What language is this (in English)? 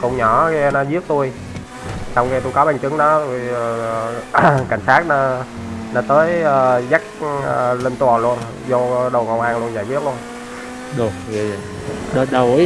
Vietnamese